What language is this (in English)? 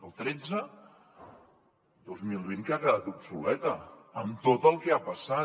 Catalan